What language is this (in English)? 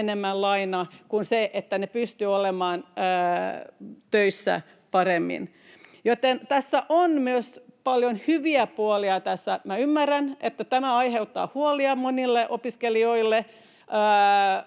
Finnish